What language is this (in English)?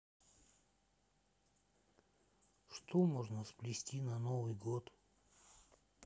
Russian